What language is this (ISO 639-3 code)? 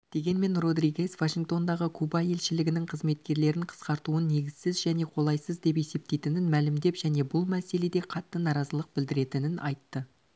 kaz